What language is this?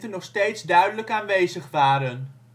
Dutch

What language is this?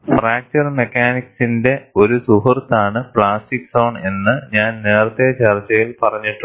Malayalam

